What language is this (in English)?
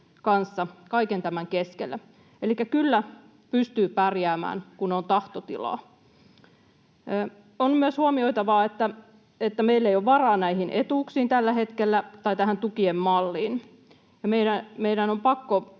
Finnish